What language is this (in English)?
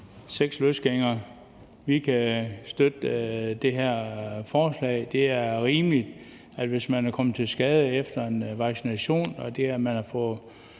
Danish